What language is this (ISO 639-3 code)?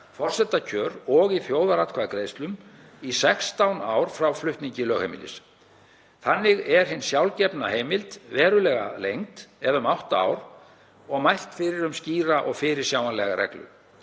isl